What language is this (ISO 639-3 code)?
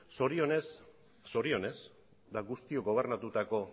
eus